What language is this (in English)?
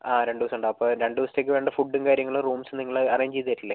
Malayalam